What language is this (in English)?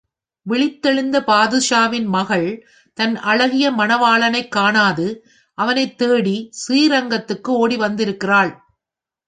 Tamil